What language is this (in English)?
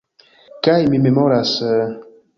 Esperanto